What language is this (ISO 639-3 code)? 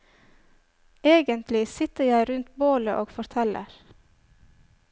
nor